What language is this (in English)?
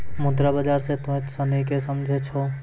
Maithili